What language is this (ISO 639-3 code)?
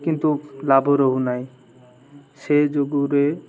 ori